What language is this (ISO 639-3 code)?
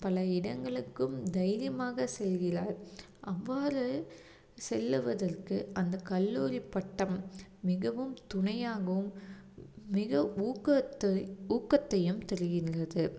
tam